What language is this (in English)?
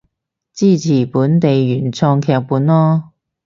Cantonese